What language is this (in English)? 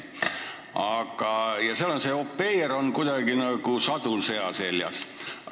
Estonian